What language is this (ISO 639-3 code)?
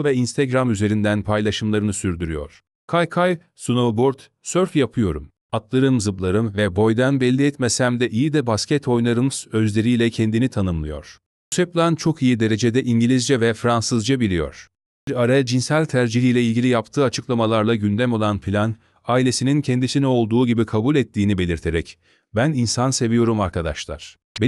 tur